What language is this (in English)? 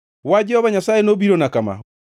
Luo (Kenya and Tanzania)